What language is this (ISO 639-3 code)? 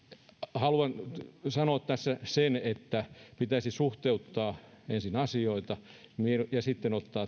fin